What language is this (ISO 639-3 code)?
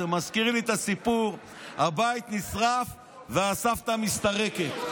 heb